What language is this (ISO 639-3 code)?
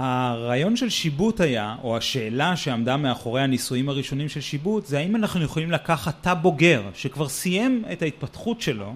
heb